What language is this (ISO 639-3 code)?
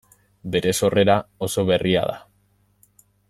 eus